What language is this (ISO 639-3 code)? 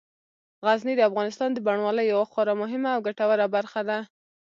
pus